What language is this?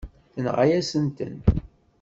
Kabyle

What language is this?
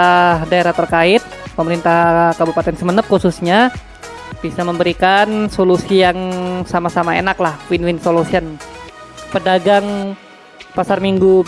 Indonesian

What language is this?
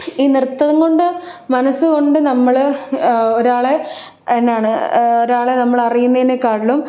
Malayalam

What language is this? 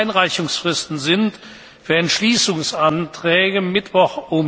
German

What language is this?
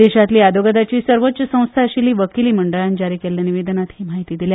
Konkani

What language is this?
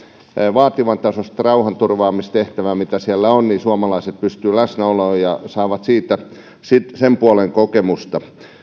Finnish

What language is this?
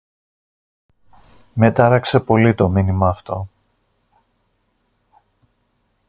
Greek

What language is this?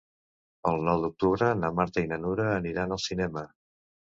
Catalan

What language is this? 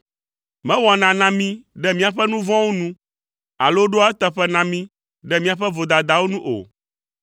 Ewe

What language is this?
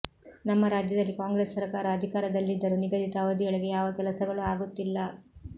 Kannada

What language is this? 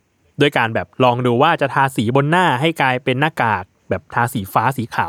Thai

